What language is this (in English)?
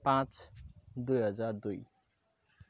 Nepali